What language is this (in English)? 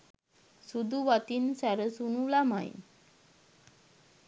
Sinhala